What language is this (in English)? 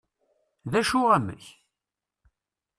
Kabyle